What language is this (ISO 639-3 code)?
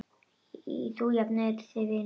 isl